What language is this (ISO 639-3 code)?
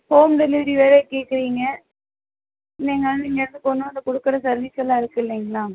tam